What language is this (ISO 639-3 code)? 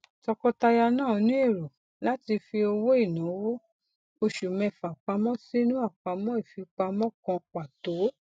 yor